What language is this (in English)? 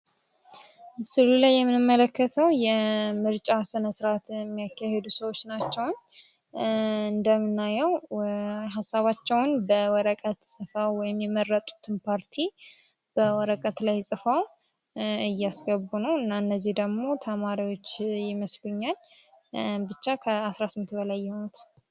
Amharic